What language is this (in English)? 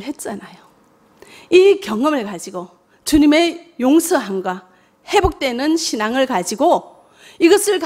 Korean